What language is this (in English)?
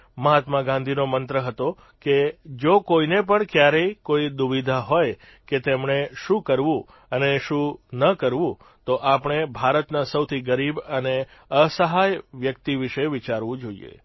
Gujarati